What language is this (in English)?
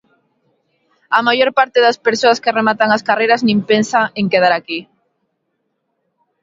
Galician